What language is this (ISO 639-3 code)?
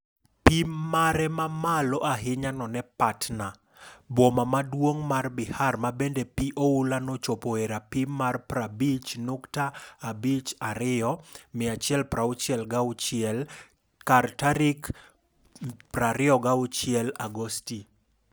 luo